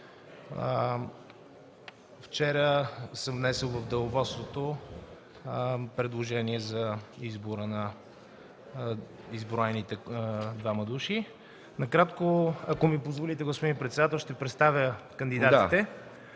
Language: Bulgarian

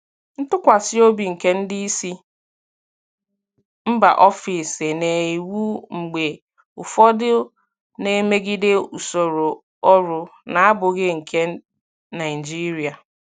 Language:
Igbo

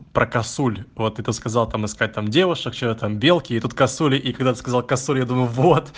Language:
Russian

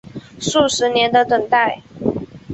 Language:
Chinese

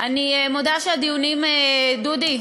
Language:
Hebrew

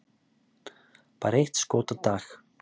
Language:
Icelandic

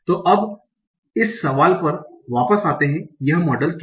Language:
Hindi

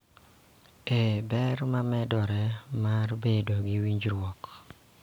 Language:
Luo (Kenya and Tanzania)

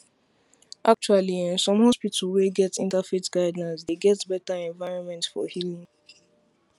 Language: Nigerian Pidgin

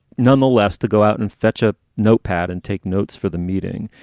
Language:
English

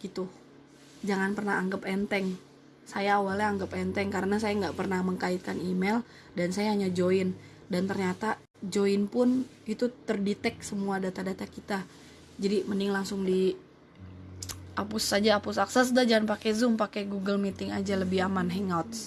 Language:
Indonesian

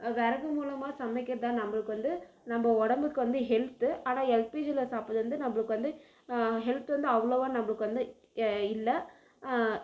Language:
Tamil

